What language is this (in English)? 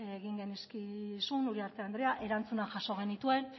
Basque